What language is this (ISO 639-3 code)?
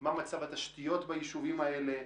heb